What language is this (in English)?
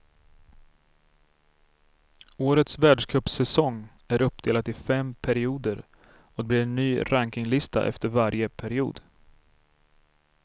Swedish